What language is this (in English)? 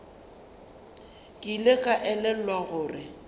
Northern Sotho